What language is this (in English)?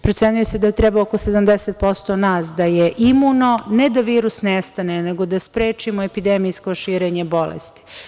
Serbian